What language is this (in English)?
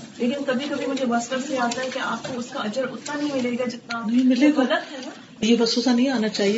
Urdu